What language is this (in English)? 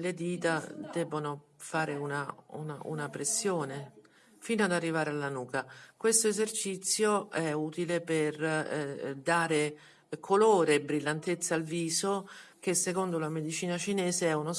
Italian